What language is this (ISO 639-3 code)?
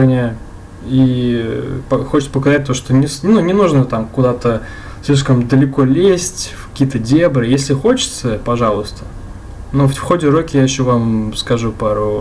rus